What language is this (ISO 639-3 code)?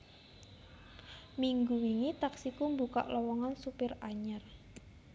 jav